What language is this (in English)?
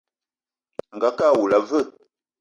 Eton (Cameroon)